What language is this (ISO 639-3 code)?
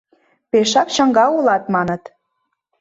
chm